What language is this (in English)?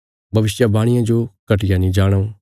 Bilaspuri